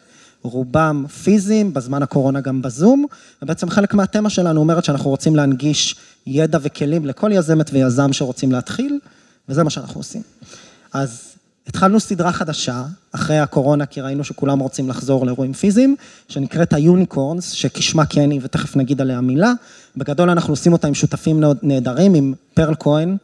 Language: Hebrew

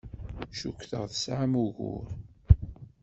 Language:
Kabyle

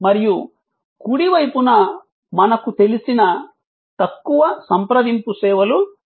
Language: Telugu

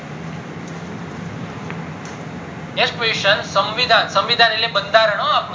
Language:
Gujarati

